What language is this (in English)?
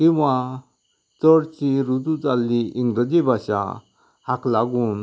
Konkani